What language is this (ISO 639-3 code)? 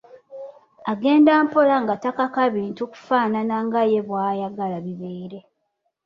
lug